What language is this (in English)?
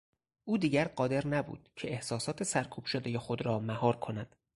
Persian